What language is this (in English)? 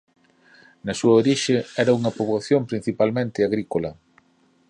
Galician